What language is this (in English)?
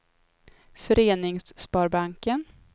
Swedish